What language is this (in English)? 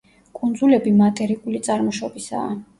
Georgian